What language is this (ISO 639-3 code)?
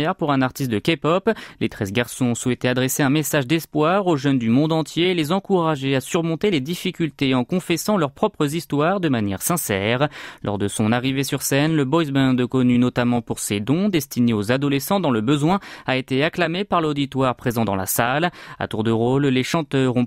fra